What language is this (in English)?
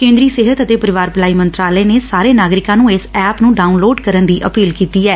Punjabi